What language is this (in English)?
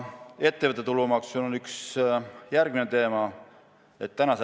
Estonian